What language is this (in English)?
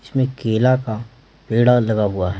Hindi